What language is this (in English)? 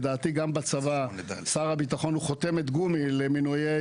Hebrew